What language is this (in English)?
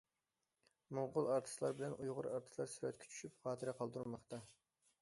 Uyghur